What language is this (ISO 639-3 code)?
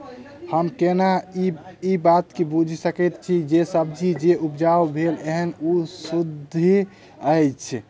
mai